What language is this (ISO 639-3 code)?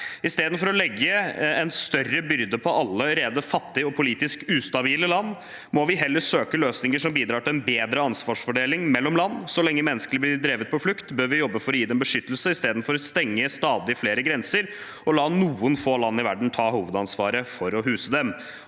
nor